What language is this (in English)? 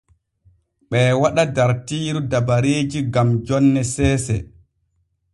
Borgu Fulfulde